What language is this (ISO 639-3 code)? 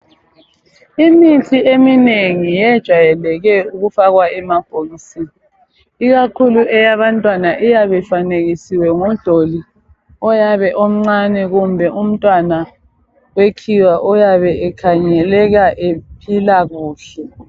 nde